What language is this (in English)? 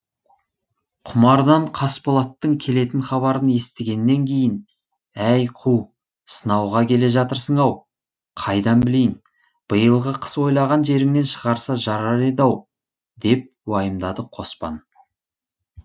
Kazakh